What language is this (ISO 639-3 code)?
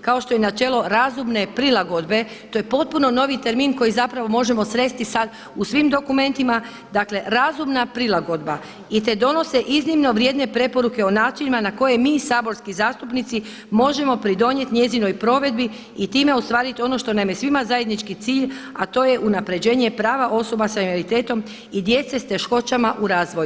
hrv